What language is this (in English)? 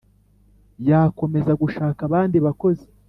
Kinyarwanda